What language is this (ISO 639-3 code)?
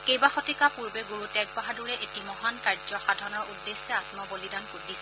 asm